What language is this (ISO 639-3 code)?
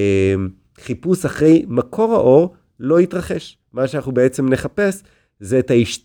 heb